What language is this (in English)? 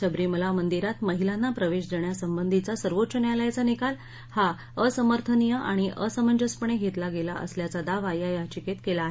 Marathi